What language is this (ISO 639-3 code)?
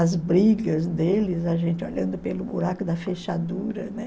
por